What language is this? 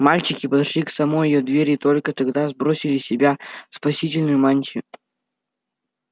Russian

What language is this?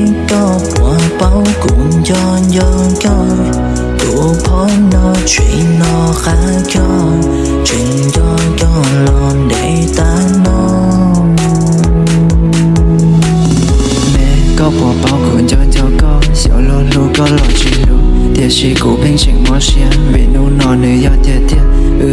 Vietnamese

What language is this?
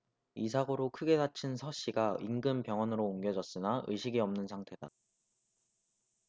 Korean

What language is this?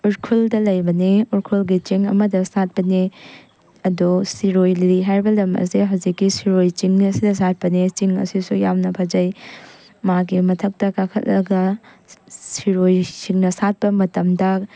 Manipuri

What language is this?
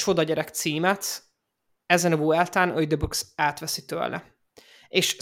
Hungarian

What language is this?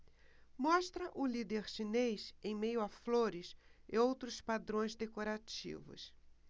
Portuguese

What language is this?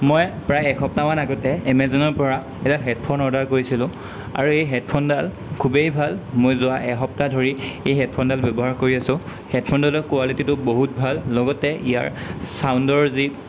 Assamese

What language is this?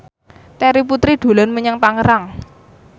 Javanese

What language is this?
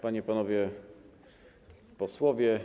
Polish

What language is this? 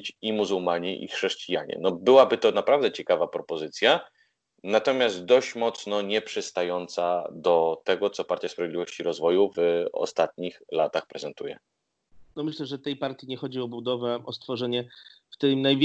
Polish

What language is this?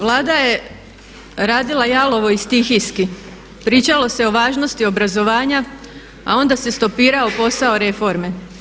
Croatian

